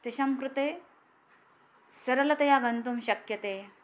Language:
Sanskrit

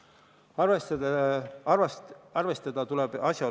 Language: Estonian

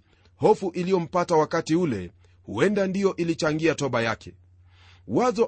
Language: Swahili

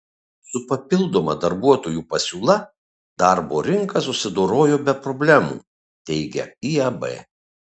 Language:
Lithuanian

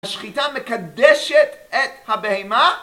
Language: Hebrew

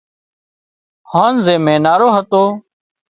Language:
Wadiyara Koli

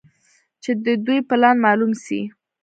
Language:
Pashto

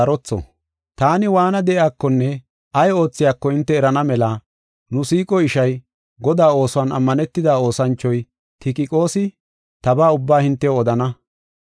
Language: Gofa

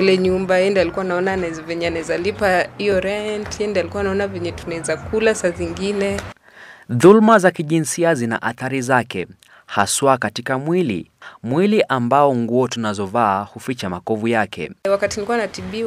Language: Swahili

